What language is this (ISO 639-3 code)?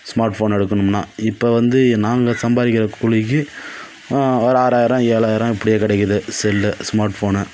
tam